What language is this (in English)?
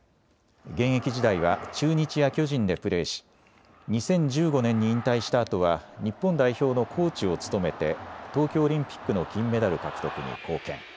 Japanese